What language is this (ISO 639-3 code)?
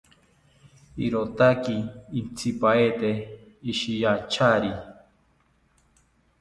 cpy